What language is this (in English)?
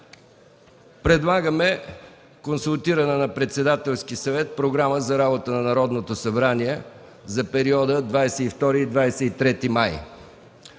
Bulgarian